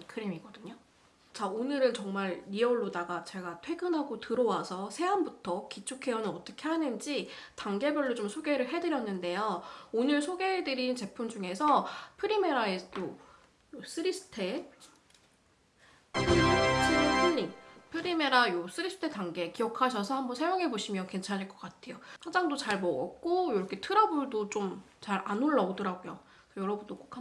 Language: Korean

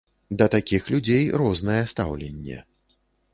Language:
Belarusian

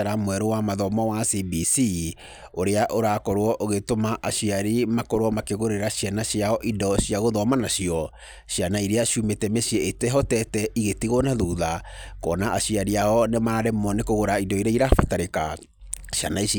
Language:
Kikuyu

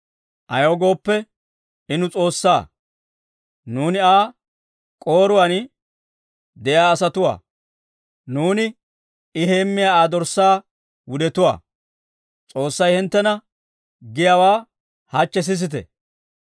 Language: Dawro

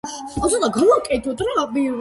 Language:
Georgian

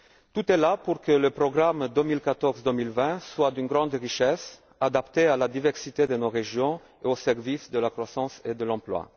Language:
French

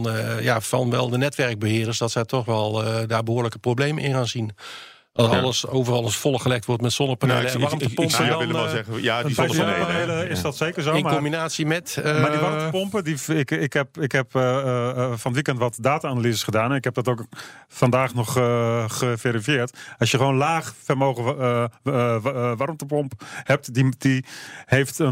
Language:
Dutch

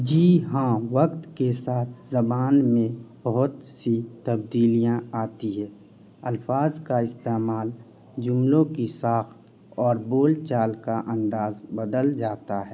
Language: Urdu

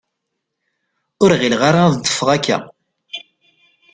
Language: Kabyle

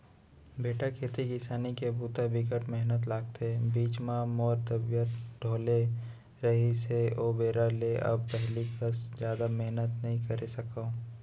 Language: Chhattisgarhi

